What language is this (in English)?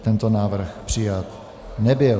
Czech